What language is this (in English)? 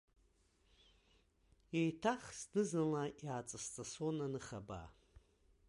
Abkhazian